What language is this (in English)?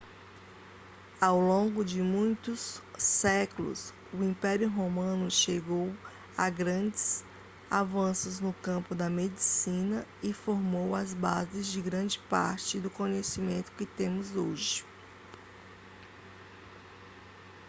Portuguese